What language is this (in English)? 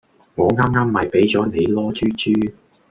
Cantonese